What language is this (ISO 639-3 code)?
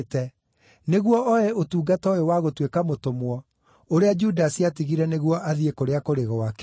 kik